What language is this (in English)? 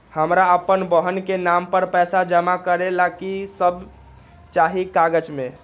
Magahi